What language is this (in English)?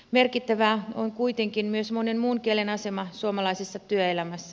Finnish